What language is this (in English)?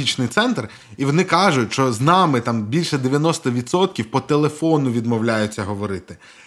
Ukrainian